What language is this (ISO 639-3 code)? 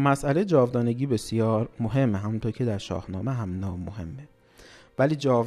fas